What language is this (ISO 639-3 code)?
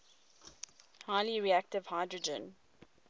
eng